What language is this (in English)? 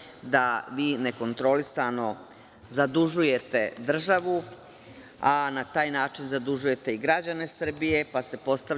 Serbian